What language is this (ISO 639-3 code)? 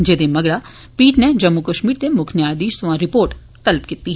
doi